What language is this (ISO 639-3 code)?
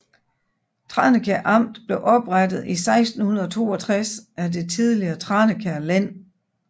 dan